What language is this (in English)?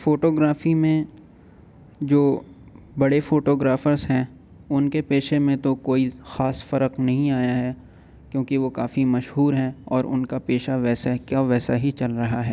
Urdu